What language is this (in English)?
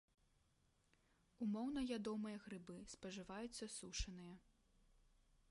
Belarusian